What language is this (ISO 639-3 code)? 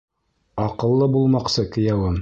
bak